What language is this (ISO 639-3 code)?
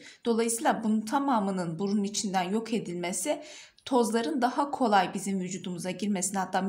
tur